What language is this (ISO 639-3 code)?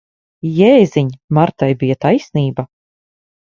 lav